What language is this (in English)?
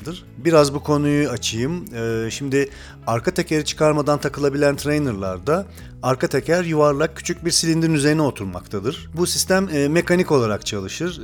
Turkish